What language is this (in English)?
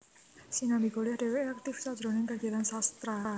Javanese